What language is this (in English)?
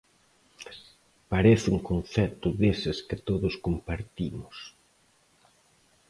Galician